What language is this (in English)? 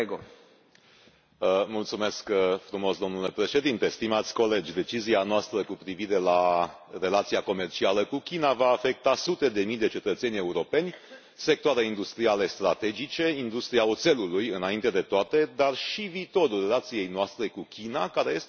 Romanian